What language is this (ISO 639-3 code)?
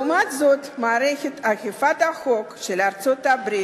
heb